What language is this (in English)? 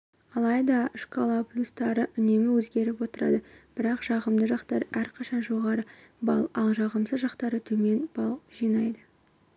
Kazakh